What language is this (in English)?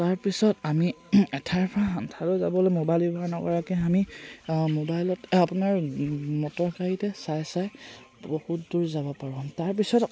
Assamese